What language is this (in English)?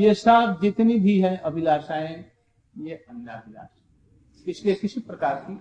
Hindi